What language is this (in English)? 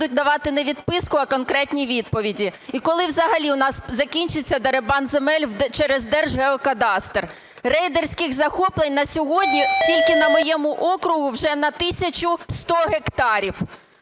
Ukrainian